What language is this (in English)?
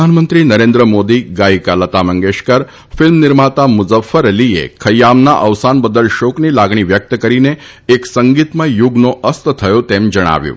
Gujarati